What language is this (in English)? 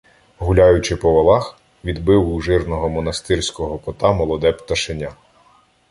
Ukrainian